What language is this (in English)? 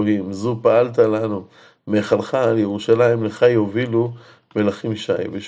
Hebrew